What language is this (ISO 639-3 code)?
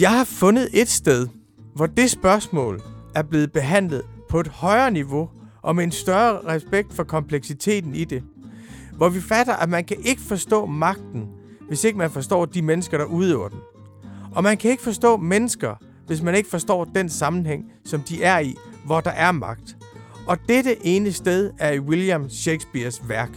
dan